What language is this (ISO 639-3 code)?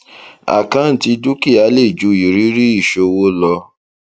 yor